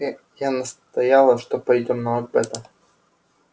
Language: Russian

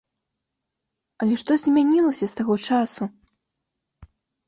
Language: Belarusian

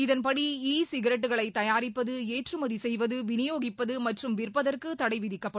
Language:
Tamil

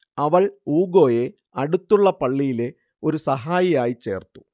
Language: Malayalam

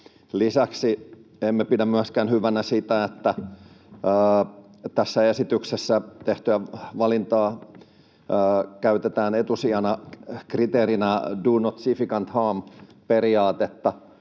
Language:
Finnish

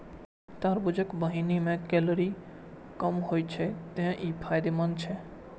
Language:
Maithili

